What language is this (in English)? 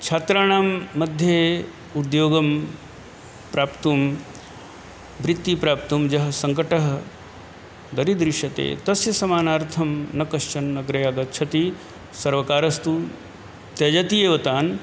Sanskrit